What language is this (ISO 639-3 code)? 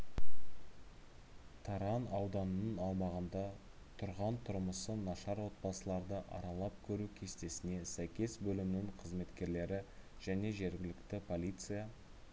kaz